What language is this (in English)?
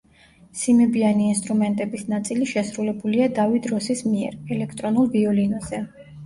Georgian